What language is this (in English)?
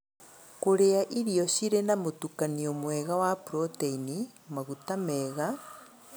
Kikuyu